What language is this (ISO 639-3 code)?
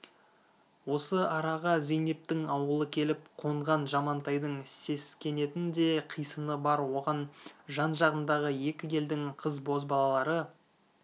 kaz